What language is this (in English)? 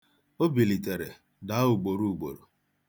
Igbo